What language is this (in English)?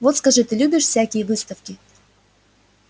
Russian